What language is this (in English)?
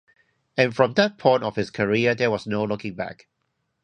English